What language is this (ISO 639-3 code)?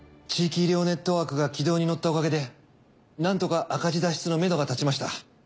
jpn